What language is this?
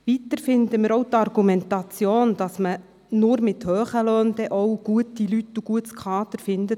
Swiss German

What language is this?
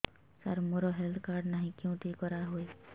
Odia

